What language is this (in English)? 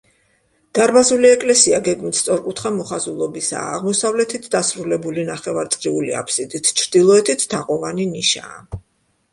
Georgian